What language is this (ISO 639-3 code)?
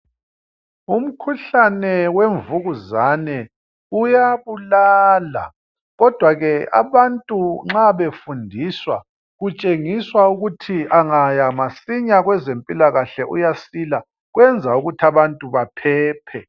nde